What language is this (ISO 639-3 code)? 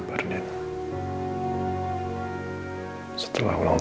ind